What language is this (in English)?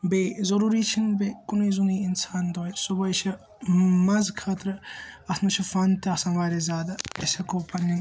Kashmiri